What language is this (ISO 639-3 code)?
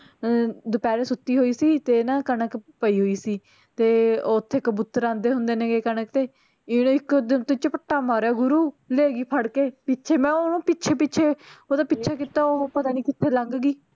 pan